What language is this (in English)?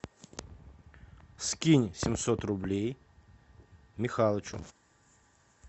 Russian